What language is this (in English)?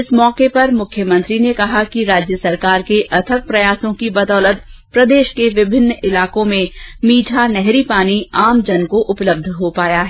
Hindi